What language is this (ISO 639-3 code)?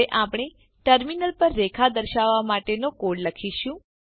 guj